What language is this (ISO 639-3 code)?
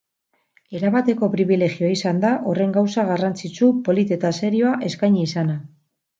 eus